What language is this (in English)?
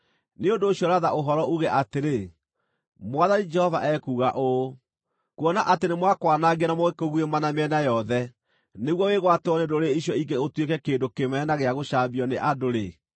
Kikuyu